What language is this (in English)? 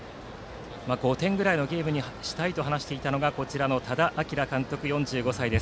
Japanese